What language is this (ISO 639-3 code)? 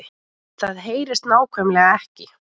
isl